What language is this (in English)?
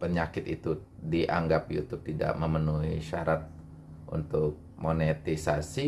Indonesian